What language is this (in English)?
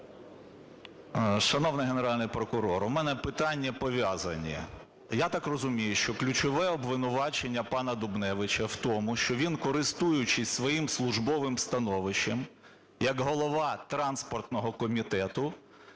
Ukrainian